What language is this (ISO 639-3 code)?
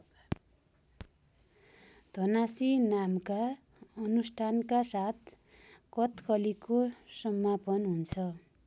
nep